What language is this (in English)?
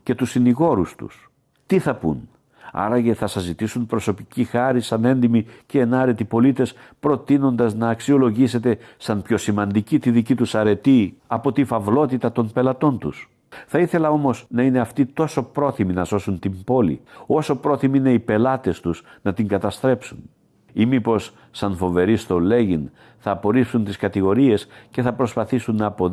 Greek